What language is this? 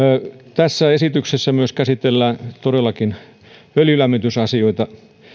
Finnish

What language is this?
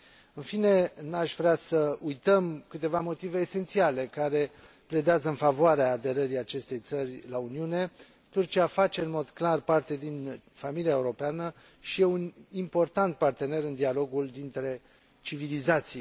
Romanian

